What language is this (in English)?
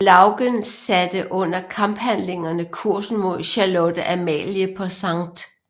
Danish